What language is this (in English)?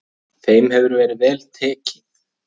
Icelandic